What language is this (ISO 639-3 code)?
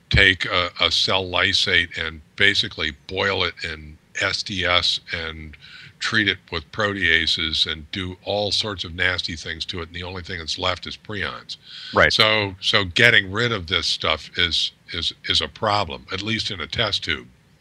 eng